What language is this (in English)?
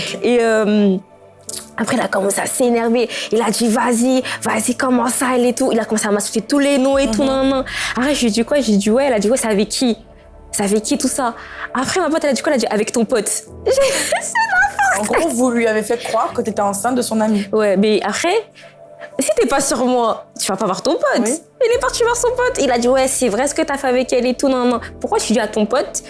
French